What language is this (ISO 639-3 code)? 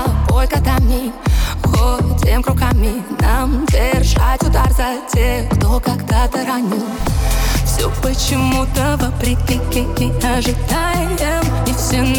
rus